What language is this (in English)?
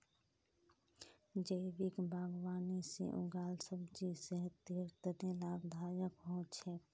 Magahi